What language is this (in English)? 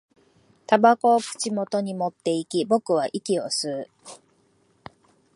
Japanese